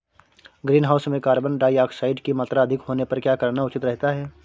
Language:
Hindi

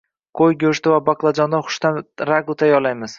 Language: Uzbek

